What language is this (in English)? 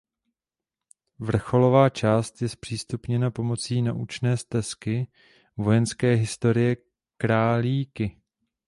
Czech